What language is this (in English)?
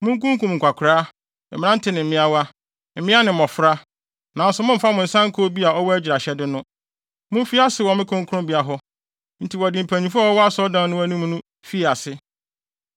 Akan